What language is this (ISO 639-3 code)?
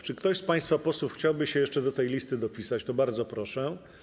pol